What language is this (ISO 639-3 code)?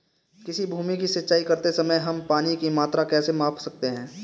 hin